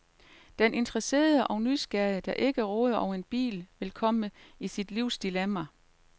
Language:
Danish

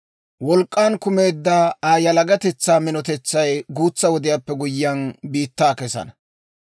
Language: Dawro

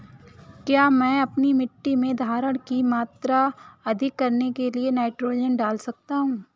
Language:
Hindi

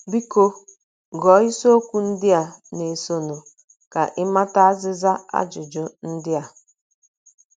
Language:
Igbo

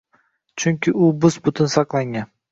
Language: Uzbek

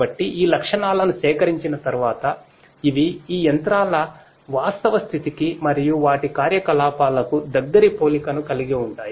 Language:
Telugu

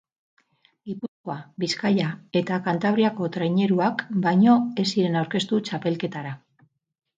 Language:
Basque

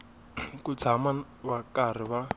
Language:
Tsonga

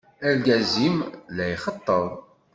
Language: Kabyle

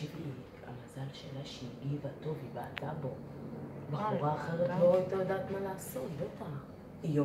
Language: Hebrew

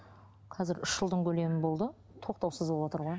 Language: Kazakh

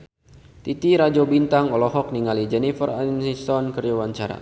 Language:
Sundanese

